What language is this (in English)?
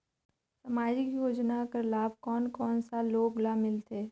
Chhattisgarhi